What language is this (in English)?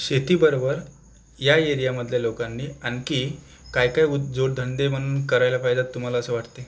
Marathi